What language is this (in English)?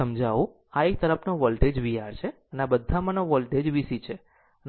Gujarati